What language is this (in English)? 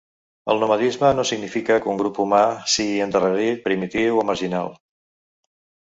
Catalan